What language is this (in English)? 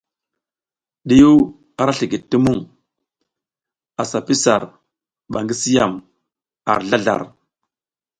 South Giziga